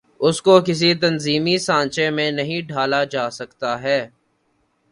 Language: Urdu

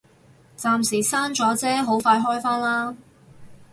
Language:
Cantonese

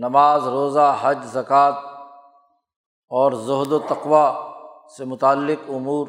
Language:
Urdu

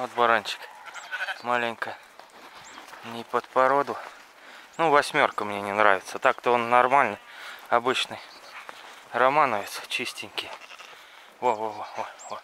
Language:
Russian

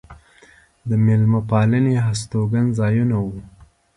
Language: Pashto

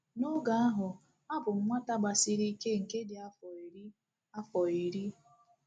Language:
Igbo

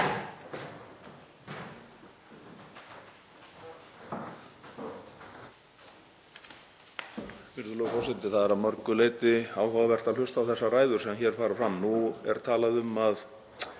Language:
Icelandic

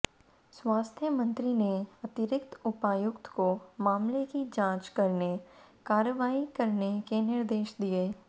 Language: Hindi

